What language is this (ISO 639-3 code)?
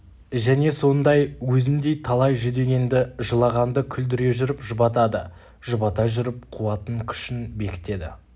kaz